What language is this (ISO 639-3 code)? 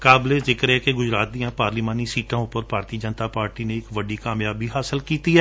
pan